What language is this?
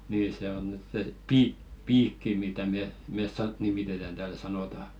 Finnish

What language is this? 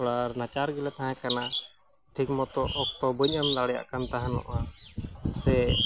Santali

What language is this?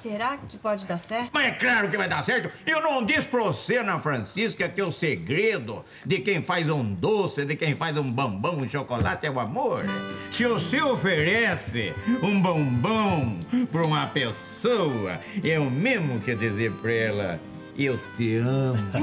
Portuguese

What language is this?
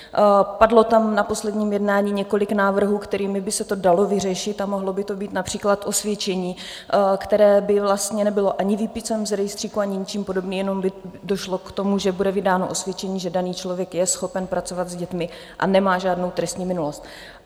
Czech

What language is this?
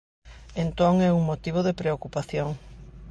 Galician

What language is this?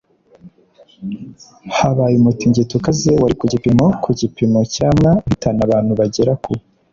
Kinyarwanda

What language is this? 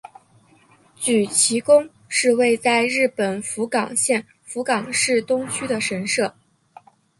Chinese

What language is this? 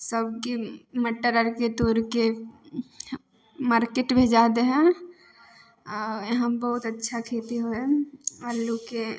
Maithili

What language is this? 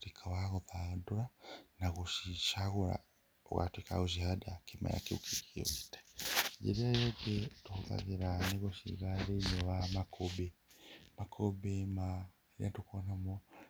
Kikuyu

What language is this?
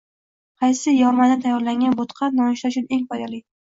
Uzbek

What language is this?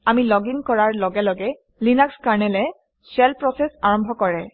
Assamese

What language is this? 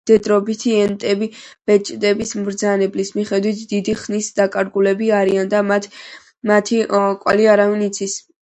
Georgian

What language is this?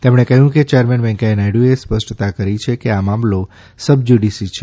Gujarati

